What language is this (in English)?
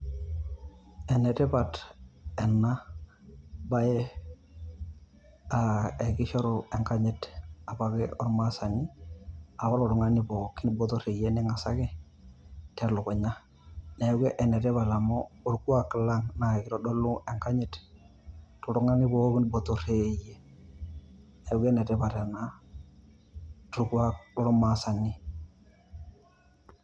Masai